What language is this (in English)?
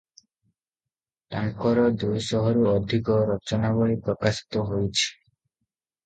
Odia